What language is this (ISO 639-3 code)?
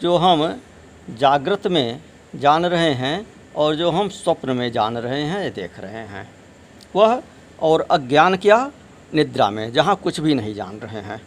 hin